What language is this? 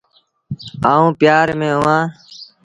Sindhi Bhil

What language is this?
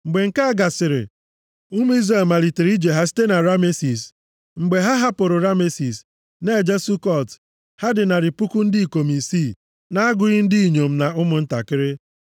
Igbo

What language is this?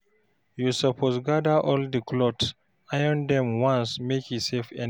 Nigerian Pidgin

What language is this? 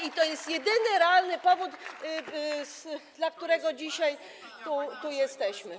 Polish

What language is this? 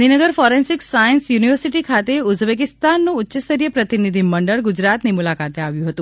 Gujarati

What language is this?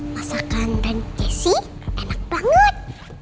Indonesian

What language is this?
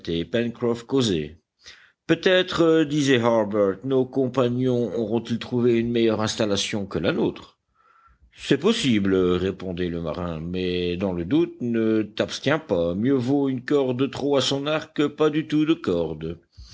French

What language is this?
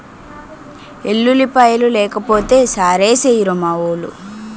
Telugu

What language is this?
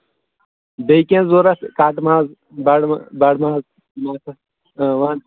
Kashmiri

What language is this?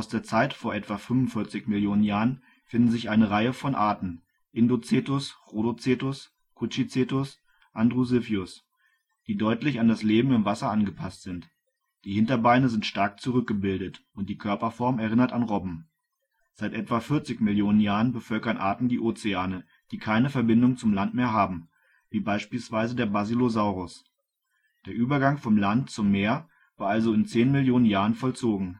German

